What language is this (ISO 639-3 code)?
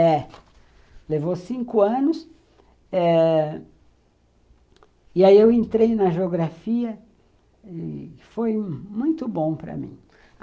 por